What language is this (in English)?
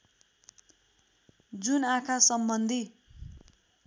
Nepali